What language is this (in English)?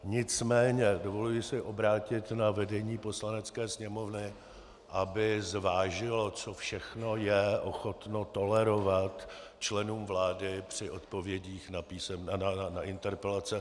Czech